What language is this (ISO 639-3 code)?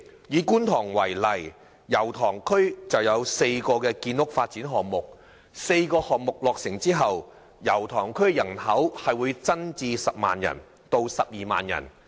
yue